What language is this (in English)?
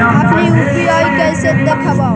Magahi